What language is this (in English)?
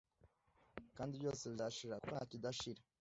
Kinyarwanda